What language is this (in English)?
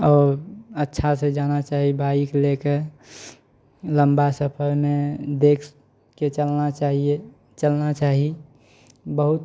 Maithili